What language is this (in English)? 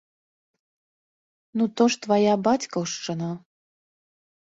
Belarusian